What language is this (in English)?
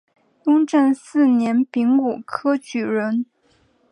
Chinese